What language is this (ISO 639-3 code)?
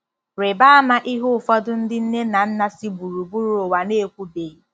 ibo